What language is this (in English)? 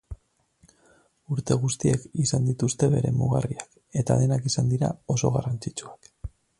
Basque